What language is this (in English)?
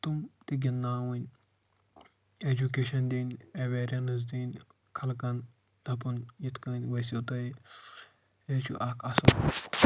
Kashmiri